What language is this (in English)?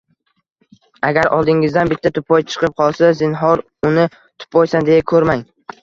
Uzbek